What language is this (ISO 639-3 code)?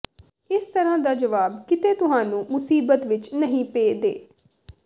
pan